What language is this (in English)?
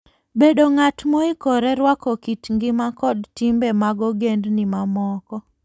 Luo (Kenya and Tanzania)